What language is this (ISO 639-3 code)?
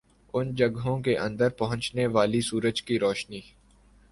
urd